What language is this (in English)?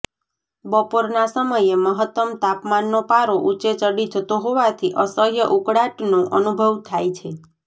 Gujarati